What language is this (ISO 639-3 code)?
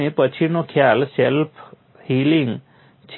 guj